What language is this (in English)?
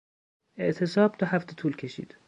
Persian